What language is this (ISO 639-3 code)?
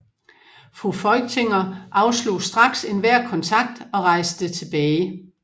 dan